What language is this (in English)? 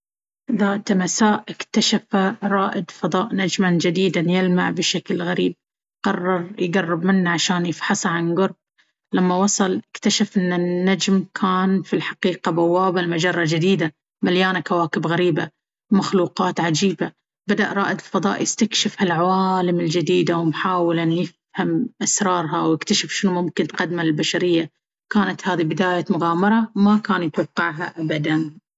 Baharna Arabic